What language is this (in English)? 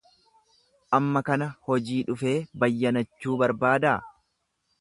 Oromo